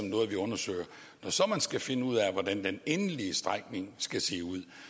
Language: Danish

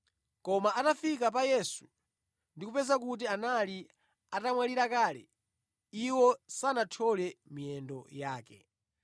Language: Nyanja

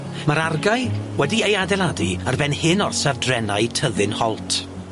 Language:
Welsh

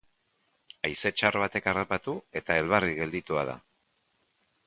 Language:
Basque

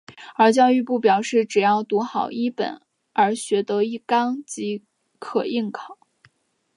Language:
Chinese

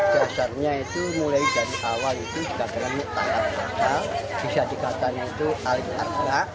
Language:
Indonesian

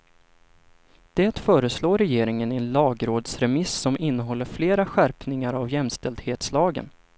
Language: Swedish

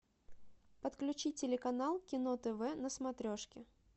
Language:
Russian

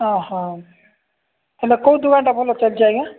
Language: Odia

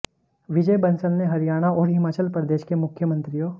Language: Hindi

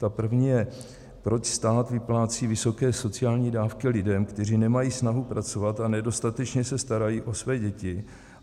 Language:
Czech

